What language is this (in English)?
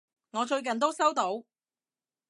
Cantonese